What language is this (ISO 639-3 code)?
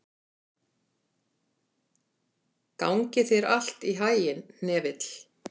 isl